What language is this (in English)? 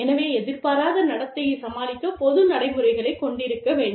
Tamil